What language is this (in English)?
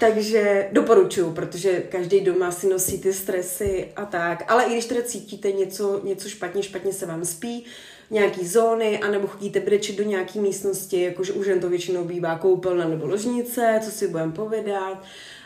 Czech